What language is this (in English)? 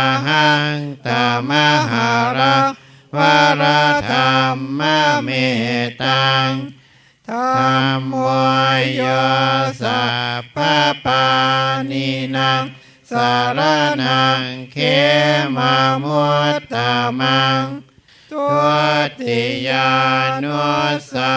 Thai